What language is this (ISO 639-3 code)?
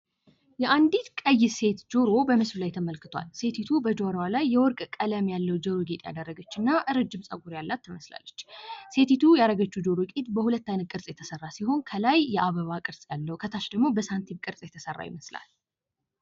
amh